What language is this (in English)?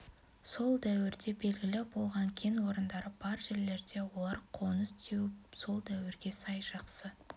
Kazakh